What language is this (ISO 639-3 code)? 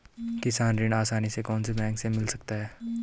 hin